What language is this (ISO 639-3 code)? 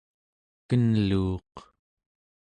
esu